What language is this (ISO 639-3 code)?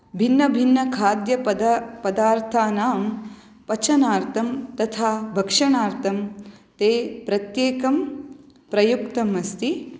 san